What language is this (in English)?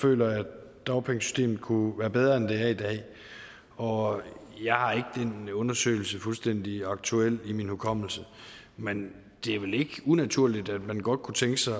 Danish